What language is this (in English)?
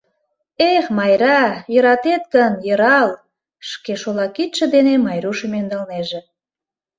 Mari